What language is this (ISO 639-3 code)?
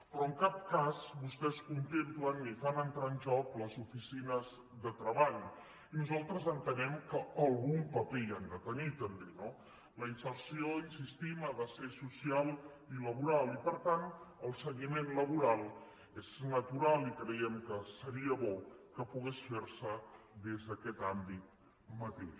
cat